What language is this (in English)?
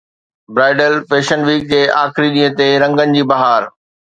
Sindhi